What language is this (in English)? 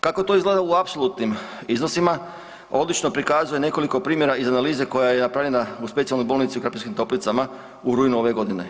Croatian